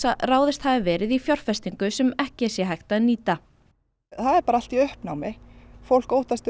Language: Icelandic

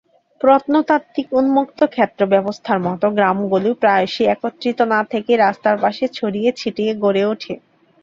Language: Bangla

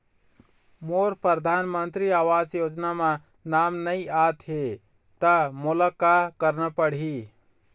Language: Chhattisgarhi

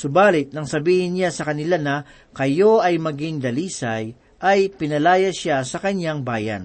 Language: Filipino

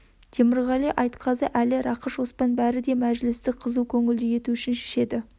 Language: Kazakh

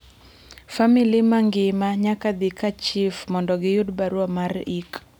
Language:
Luo (Kenya and Tanzania)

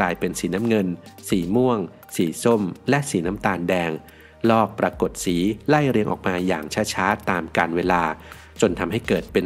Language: Thai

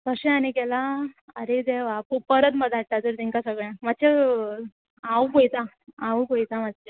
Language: Konkani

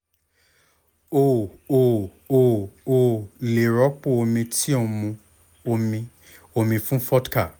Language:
Yoruba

